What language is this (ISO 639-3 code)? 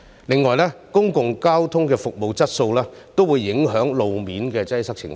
yue